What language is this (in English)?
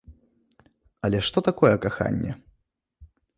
Belarusian